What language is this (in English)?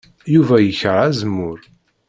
Kabyle